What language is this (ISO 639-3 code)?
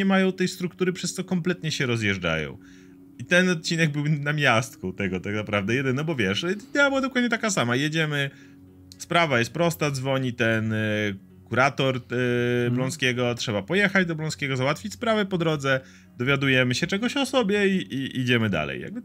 pol